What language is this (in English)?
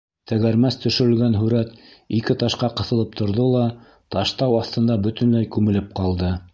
Bashkir